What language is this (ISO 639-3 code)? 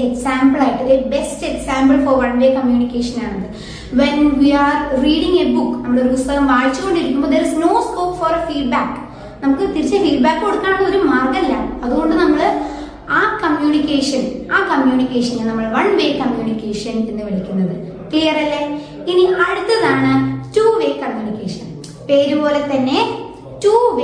mal